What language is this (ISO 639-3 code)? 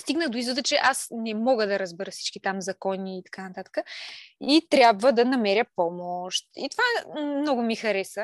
bul